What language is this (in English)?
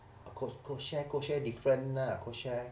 English